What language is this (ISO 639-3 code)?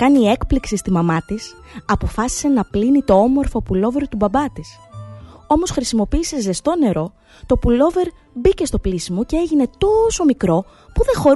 ell